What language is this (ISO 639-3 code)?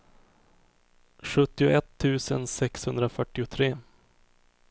swe